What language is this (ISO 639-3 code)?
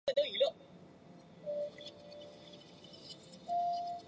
zho